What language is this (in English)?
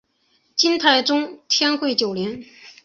Chinese